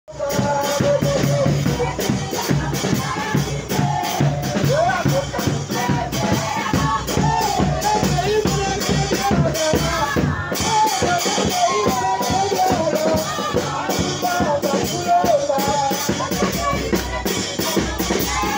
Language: Arabic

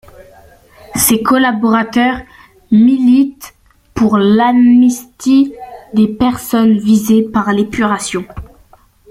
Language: French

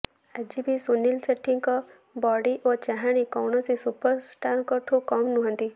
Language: Odia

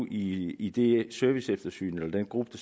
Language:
Danish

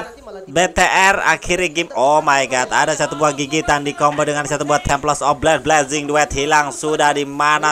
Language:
Indonesian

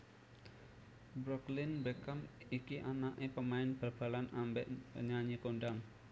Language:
Javanese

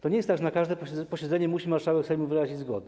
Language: Polish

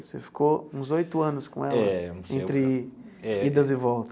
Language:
Portuguese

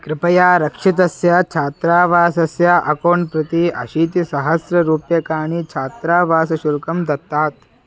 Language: Sanskrit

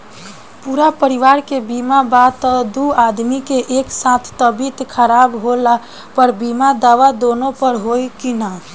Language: Bhojpuri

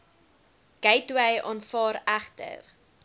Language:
Afrikaans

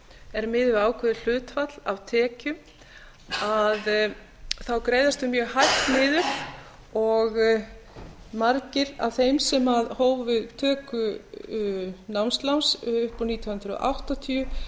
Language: Icelandic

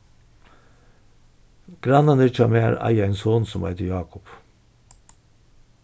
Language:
Faroese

